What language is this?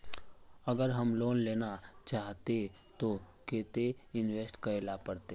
Magahi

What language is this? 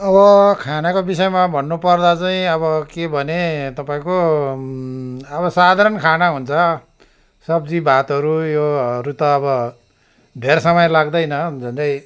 Nepali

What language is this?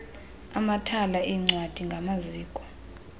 Xhosa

